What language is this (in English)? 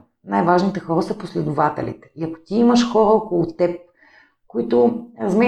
Bulgarian